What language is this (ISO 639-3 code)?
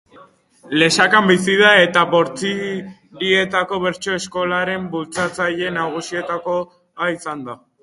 eus